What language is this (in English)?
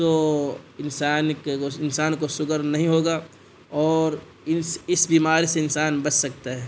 Urdu